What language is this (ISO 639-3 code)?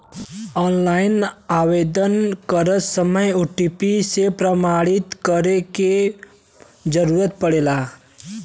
bho